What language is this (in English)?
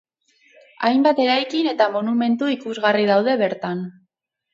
Basque